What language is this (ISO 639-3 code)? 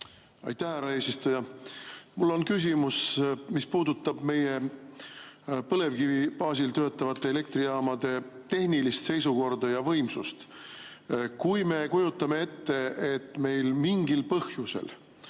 est